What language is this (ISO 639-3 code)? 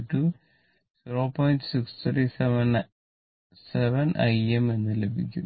mal